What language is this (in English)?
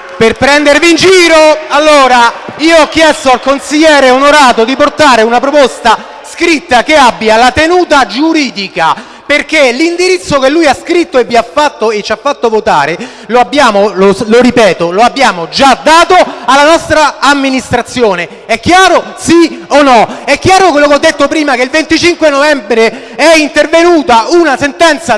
Italian